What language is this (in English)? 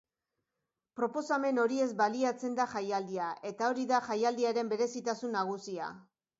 Basque